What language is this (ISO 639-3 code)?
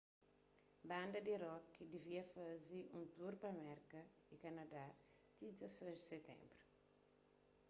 kea